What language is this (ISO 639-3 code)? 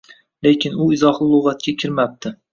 uzb